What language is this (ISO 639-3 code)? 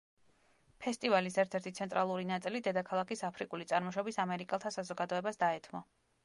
kat